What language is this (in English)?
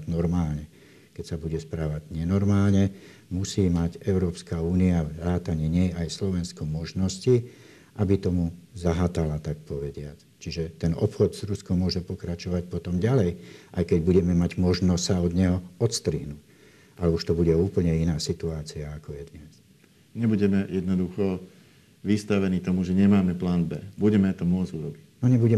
Slovak